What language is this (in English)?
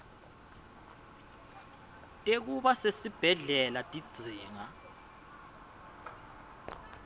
Swati